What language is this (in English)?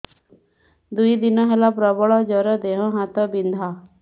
Odia